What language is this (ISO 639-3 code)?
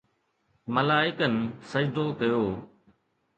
snd